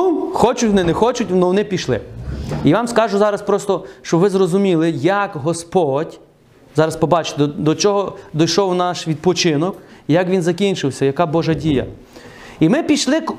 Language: Ukrainian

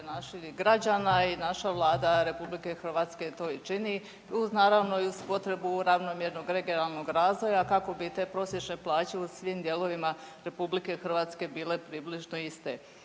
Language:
Croatian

